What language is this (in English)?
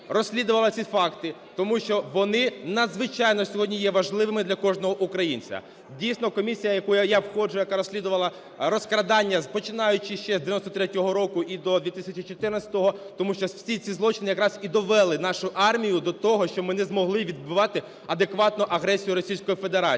Ukrainian